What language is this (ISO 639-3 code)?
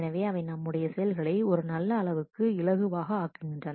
tam